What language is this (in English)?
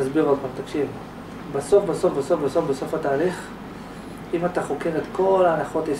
Hebrew